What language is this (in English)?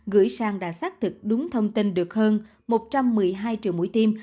Vietnamese